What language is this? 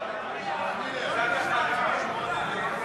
Hebrew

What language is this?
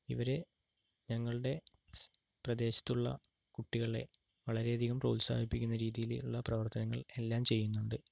Malayalam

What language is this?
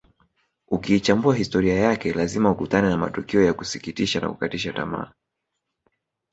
Swahili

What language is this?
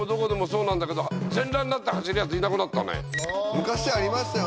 Japanese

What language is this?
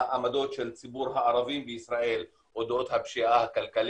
Hebrew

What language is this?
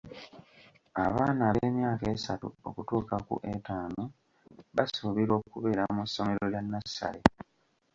Ganda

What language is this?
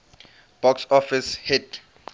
English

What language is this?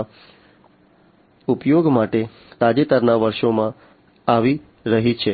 Gujarati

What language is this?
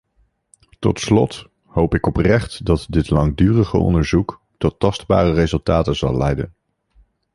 Dutch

